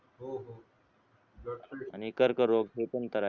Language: Marathi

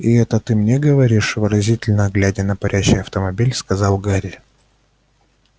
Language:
Russian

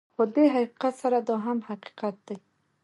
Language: Pashto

